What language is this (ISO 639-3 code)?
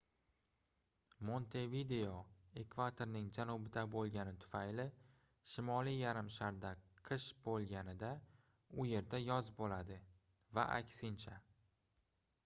uzb